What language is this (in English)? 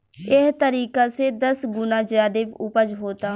Bhojpuri